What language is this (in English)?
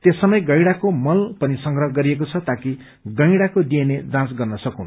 Nepali